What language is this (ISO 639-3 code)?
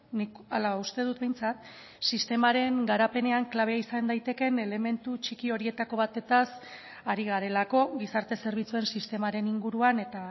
eus